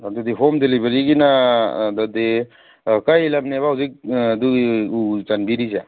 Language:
Manipuri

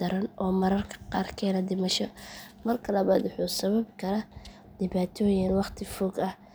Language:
Somali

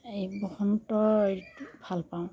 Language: Assamese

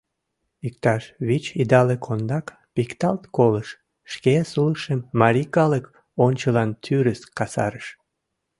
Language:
Mari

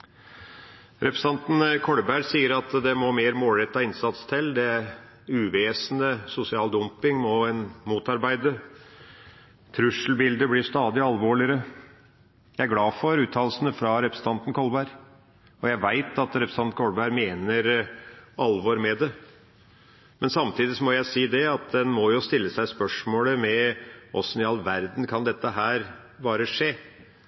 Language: Norwegian Bokmål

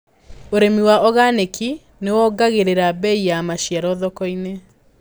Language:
Kikuyu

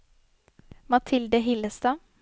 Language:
Norwegian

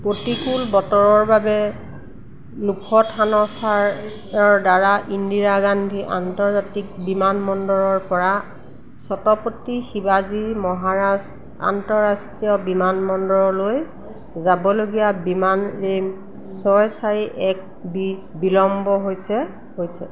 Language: Assamese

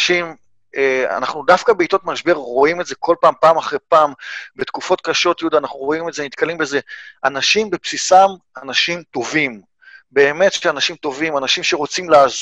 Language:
Hebrew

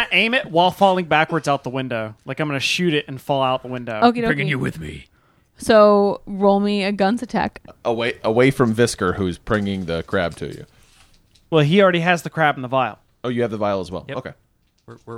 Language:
English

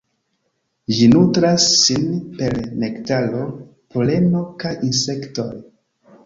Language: Esperanto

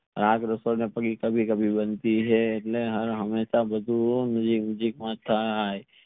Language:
Gujarati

